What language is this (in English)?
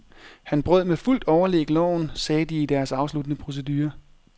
Danish